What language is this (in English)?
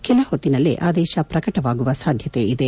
Kannada